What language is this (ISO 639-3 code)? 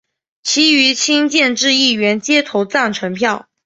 zho